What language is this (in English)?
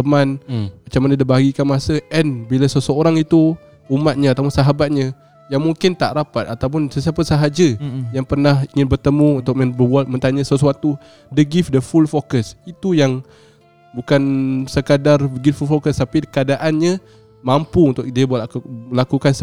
Malay